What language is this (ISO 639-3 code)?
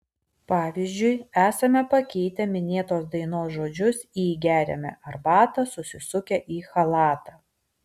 lit